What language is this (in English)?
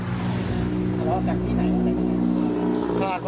Thai